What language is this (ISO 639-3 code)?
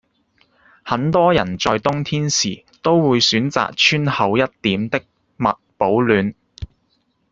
yue